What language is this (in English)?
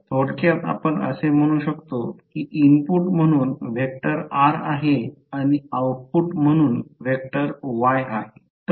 Marathi